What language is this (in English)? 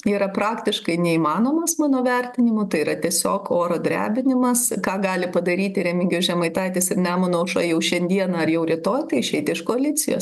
Lithuanian